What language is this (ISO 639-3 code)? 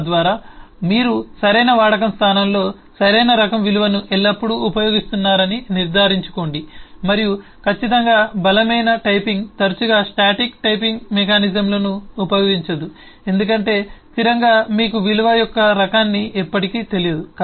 tel